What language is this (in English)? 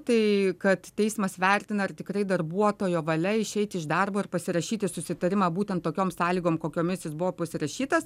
Lithuanian